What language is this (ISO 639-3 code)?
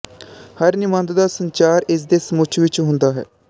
pan